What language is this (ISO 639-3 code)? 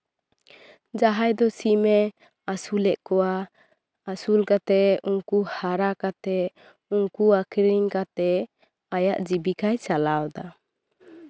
sat